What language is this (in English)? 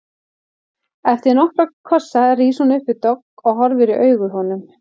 Icelandic